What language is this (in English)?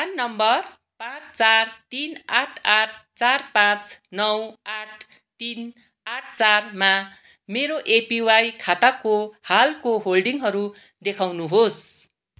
Nepali